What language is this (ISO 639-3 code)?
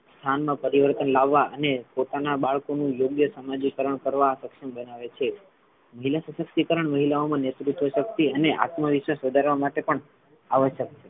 guj